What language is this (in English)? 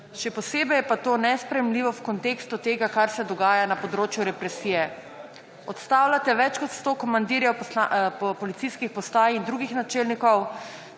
Slovenian